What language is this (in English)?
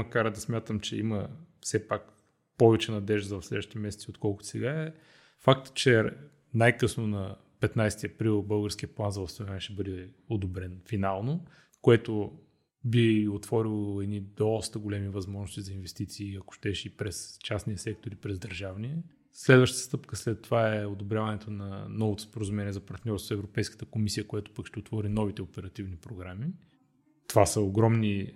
Bulgarian